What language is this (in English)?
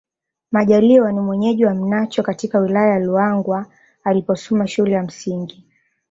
Swahili